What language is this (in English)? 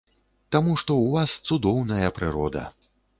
Belarusian